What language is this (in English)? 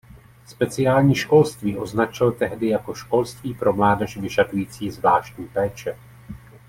Czech